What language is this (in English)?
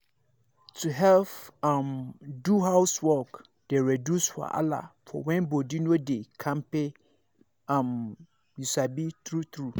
Nigerian Pidgin